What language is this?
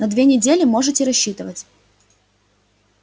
Russian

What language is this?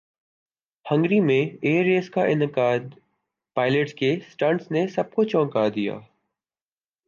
Urdu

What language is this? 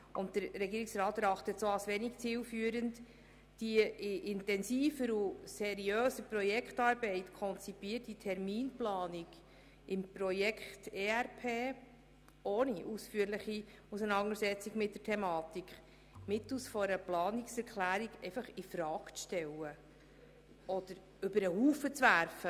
Swiss German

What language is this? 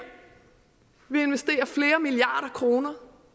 Danish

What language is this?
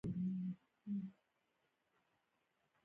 Pashto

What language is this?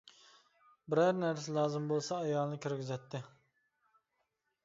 Uyghur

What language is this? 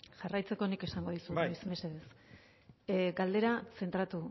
Basque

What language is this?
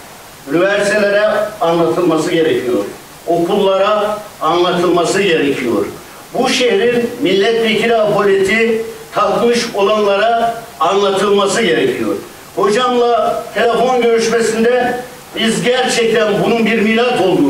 Turkish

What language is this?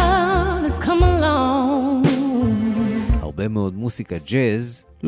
Hebrew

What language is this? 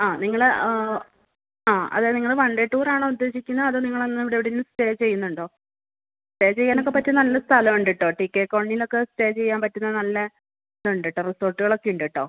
Malayalam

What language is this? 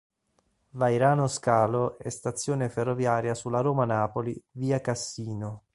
Italian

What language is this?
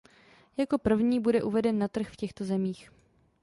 Czech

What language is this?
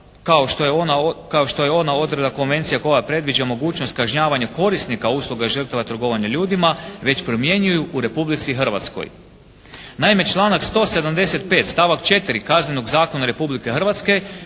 Croatian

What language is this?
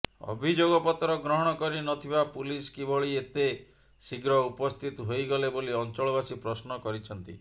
Odia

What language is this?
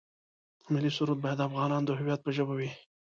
Pashto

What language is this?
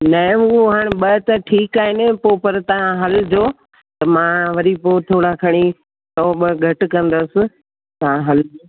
Sindhi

